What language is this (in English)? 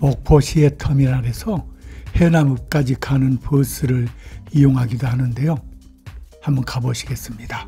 Korean